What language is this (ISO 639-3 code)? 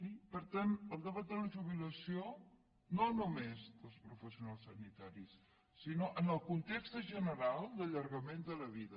cat